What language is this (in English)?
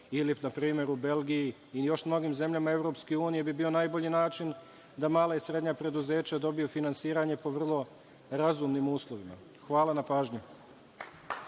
Serbian